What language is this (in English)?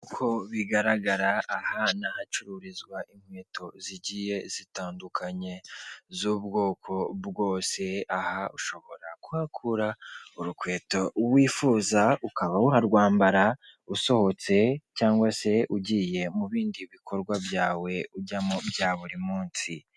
Kinyarwanda